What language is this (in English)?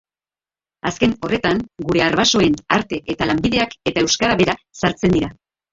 Basque